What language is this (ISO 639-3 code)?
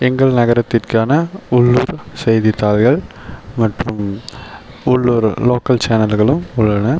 tam